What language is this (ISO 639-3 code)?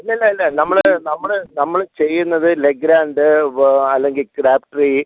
mal